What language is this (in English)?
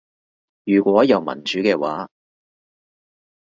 Cantonese